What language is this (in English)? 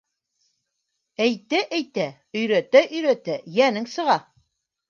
Bashkir